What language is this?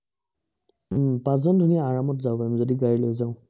Assamese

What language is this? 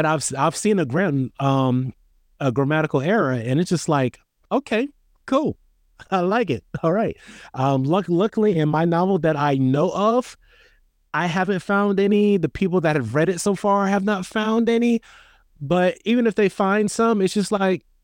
English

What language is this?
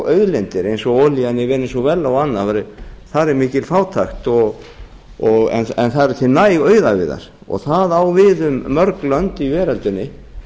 Icelandic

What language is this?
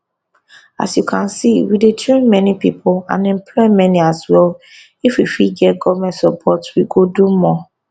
Nigerian Pidgin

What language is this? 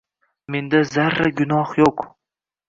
Uzbek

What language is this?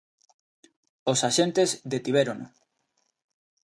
Galician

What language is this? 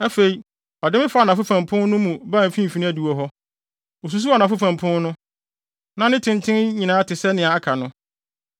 Akan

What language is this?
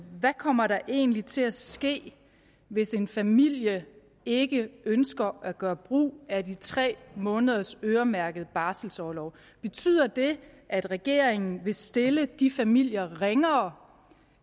Danish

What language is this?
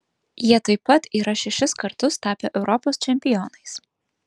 Lithuanian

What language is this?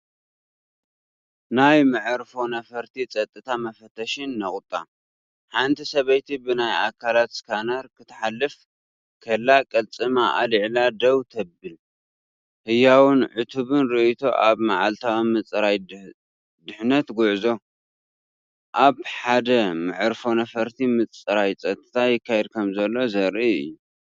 Tigrinya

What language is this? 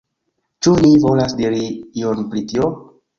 Esperanto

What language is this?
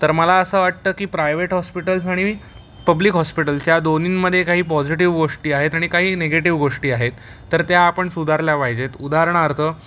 Marathi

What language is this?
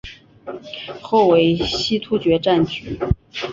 Chinese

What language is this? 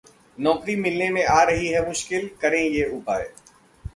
Hindi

